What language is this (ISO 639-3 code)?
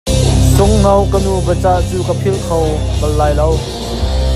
cnh